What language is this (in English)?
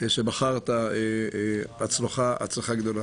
Hebrew